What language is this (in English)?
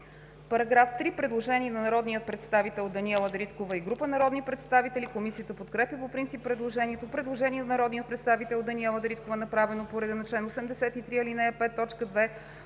Bulgarian